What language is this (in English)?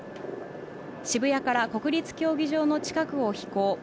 Japanese